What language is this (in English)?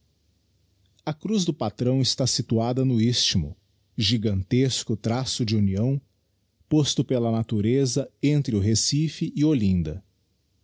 Portuguese